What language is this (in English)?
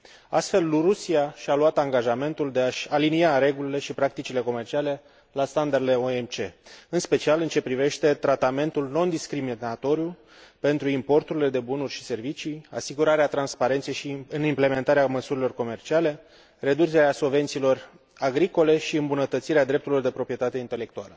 Romanian